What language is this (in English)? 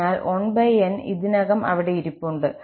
Malayalam